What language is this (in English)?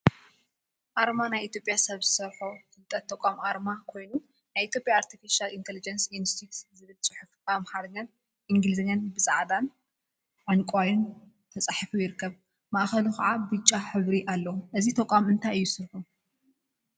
Tigrinya